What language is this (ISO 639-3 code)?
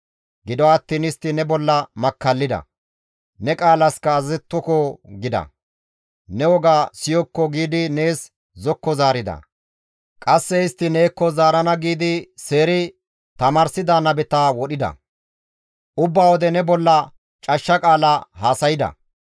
gmv